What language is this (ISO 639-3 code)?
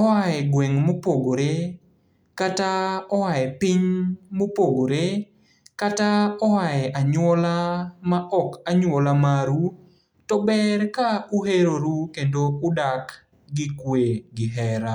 luo